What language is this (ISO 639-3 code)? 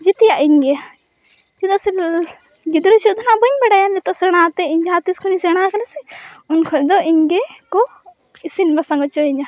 sat